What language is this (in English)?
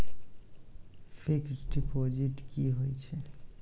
Maithili